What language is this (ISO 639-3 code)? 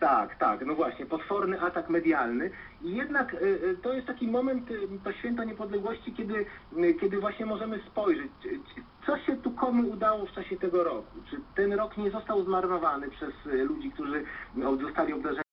pol